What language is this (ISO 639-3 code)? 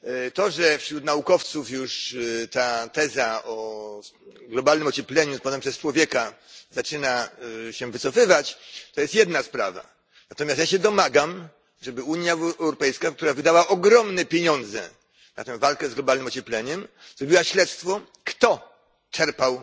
pol